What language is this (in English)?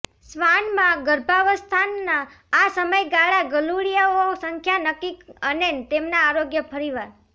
Gujarati